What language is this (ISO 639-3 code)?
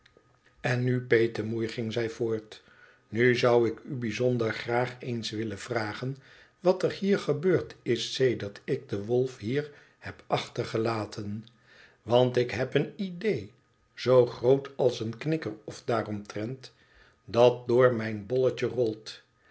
nld